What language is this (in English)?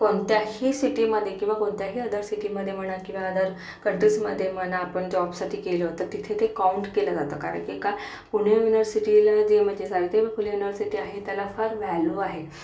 Marathi